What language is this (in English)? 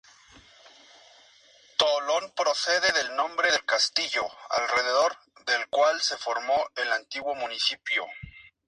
Spanish